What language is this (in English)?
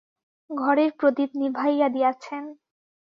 Bangla